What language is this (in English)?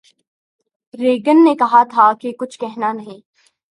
Urdu